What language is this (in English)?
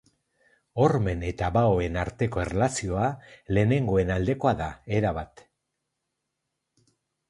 Basque